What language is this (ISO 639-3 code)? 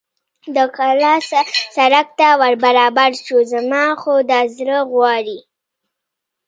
pus